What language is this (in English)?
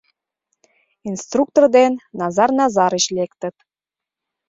Mari